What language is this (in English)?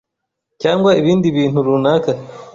Kinyarwanda